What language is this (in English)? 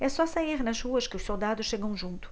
Portuguese